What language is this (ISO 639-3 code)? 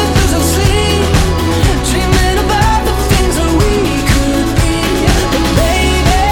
ell